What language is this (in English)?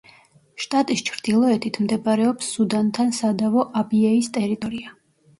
Georgian